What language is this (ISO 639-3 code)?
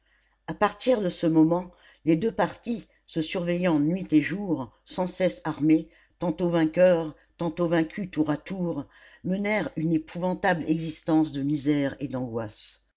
fra